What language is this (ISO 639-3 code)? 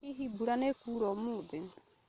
kik